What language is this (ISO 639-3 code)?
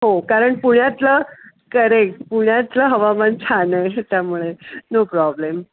mar